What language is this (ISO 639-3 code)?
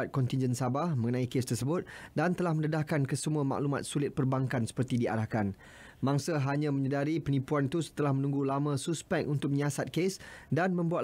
msa